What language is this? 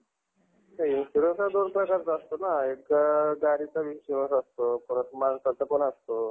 Marathi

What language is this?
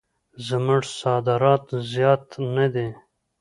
Pashto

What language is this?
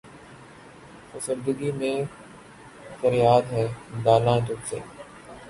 Urdu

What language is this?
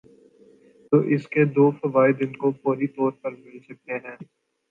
Urdu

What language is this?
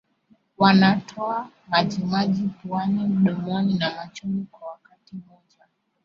Swahili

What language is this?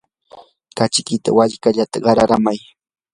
Yanahuanca Pasco Quechua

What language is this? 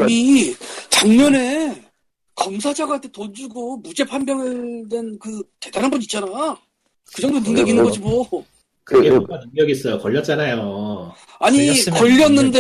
Korean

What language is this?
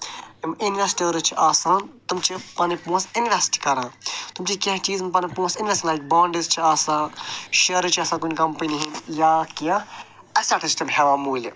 Kashmiri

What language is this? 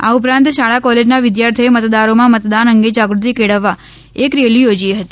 Gujarati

